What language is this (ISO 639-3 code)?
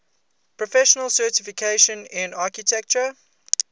eng